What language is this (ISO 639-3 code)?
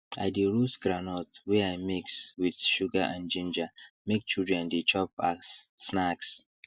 pcm